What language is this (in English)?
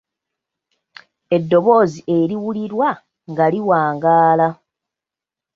Ganda